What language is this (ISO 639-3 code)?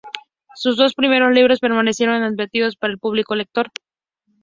spa